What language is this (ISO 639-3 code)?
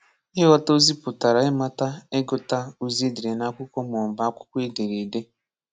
ibo